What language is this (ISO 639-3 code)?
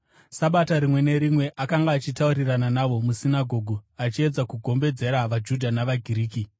sna